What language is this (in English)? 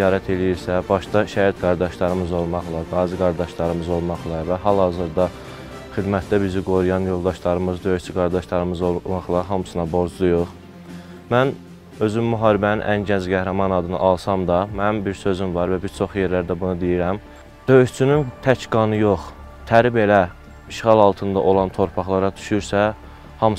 Turkish